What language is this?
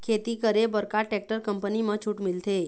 Chhattisgarhi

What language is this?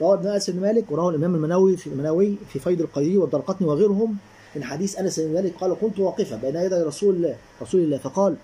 Arabic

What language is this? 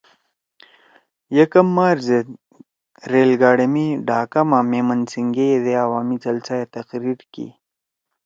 Torwali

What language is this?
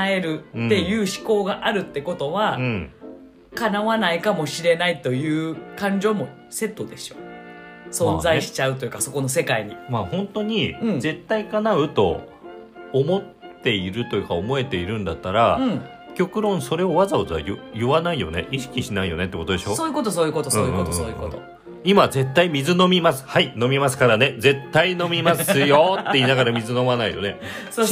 Japanese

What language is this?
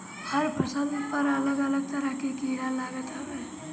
Bhojpuri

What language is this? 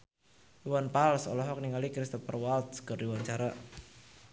Sundanese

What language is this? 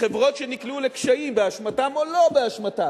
Hebrew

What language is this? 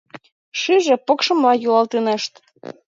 Mari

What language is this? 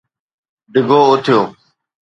Sindhi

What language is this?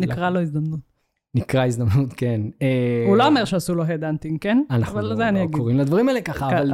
Hebrew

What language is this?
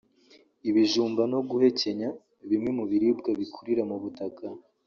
Kinyarwanda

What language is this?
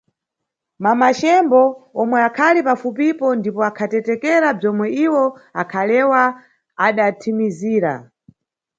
Nyungwe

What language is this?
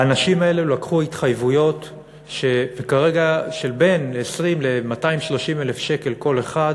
Hebrew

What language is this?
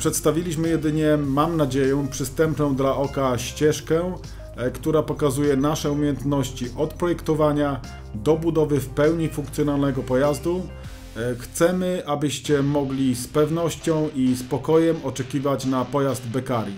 Polish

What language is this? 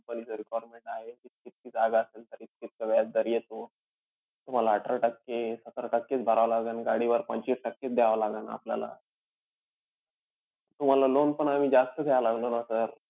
Marathi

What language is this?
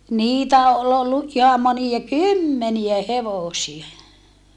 Finnish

